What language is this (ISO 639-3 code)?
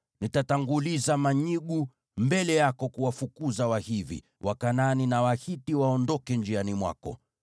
swa